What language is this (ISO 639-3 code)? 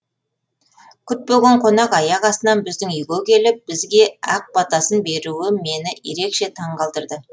kaz